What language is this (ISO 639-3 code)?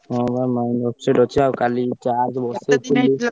ori